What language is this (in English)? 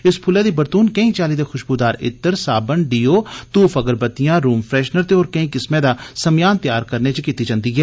Dogri